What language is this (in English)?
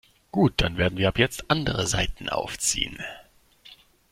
German